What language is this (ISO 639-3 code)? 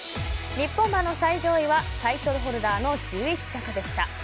jpn